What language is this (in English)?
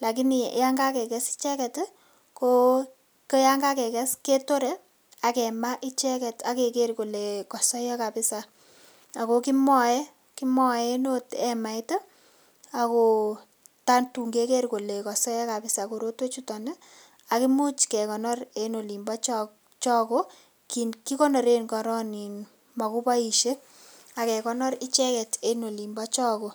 Kalenjin